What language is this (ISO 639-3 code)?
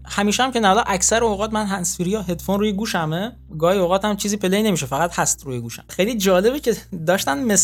fas